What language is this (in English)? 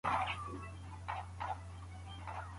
Pashto